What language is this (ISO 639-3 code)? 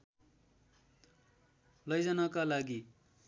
nep